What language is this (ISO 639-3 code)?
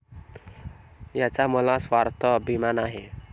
mar